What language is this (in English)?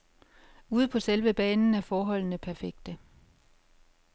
Danish